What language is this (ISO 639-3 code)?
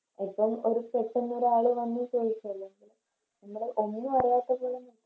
mal